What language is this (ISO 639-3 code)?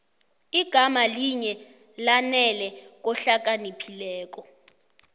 nbl